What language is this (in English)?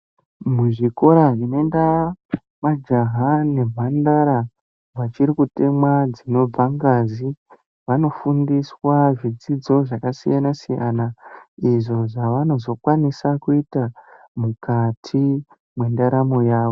Ndau